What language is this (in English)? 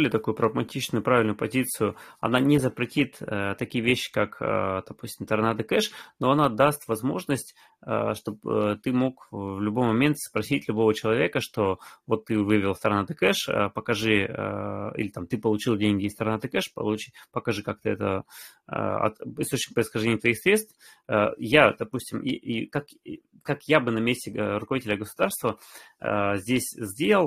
Russian